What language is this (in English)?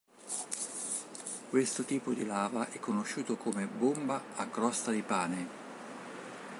Italian